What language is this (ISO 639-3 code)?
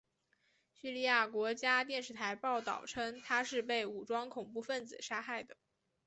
zho